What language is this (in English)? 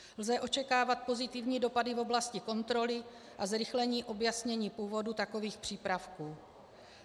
Czech